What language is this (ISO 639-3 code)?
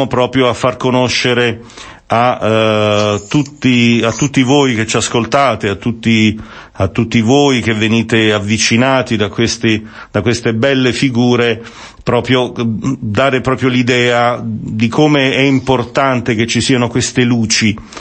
ita